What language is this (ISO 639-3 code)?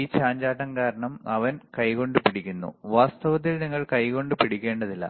mal